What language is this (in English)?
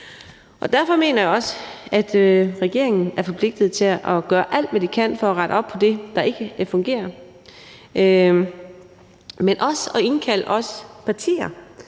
Danish